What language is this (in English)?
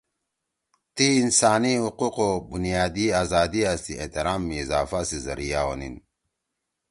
Torwali